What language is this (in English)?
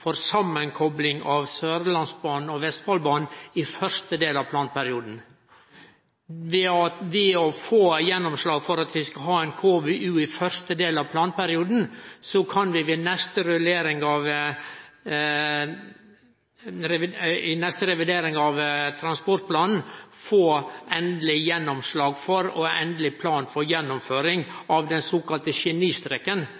Norwegian Nynorsk